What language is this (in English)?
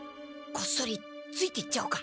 Japanese